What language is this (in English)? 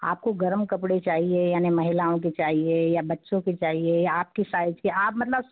Hindi